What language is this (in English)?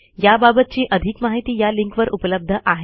Marathi